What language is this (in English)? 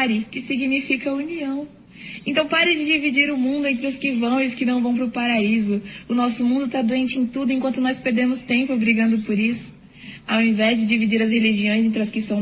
Portuguese